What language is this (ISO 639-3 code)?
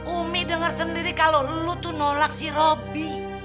ind